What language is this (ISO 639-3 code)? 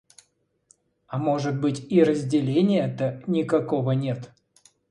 rus